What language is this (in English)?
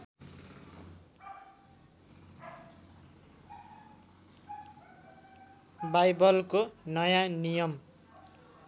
Nepali